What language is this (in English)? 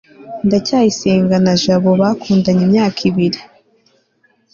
Kinyarwanda